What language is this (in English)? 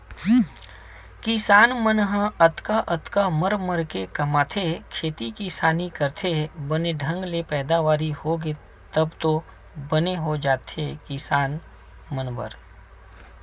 Chhattisgarhi